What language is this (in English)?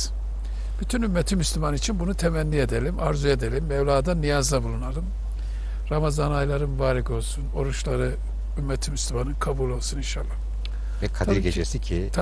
Turkish